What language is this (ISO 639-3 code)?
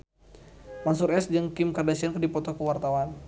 sun